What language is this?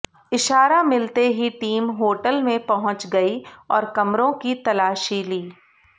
Hindi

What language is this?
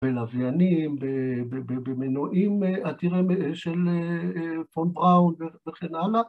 Hebrew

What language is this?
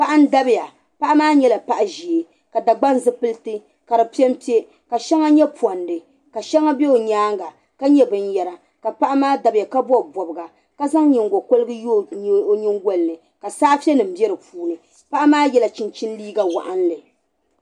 Dagbani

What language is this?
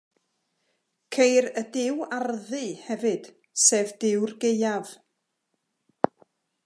Welsh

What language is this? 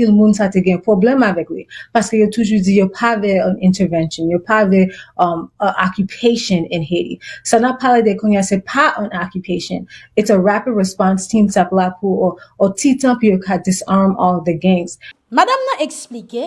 French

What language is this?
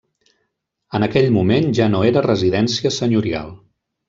Catalan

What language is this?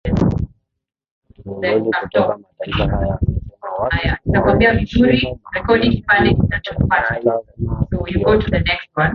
Swahili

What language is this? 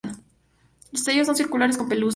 Spanish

